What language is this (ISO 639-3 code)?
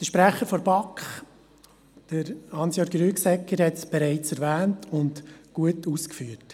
gsw